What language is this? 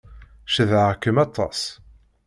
Kabyle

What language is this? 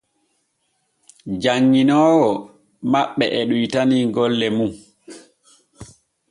Borgu Fulfulde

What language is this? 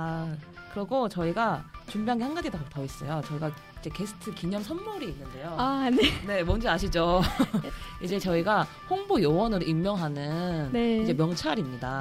Korean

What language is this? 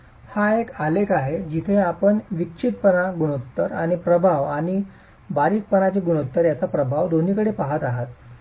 Marathi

